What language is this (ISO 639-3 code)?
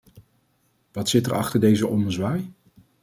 nld